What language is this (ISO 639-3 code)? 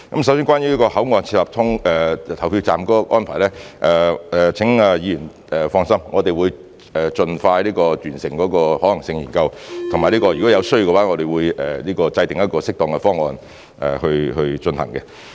yue